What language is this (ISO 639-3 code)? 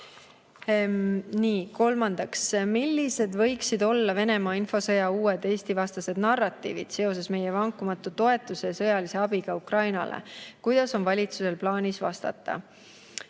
est